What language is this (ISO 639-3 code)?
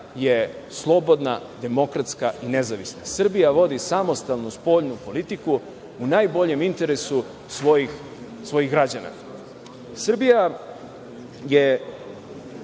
srp